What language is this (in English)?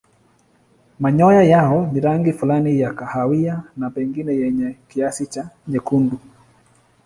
Swahili